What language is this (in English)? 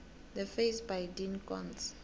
South Ndebele